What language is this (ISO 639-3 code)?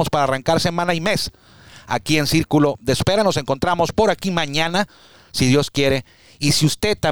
spa